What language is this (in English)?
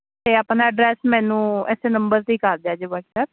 Punjabi